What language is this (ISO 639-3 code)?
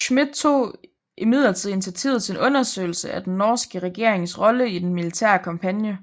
dan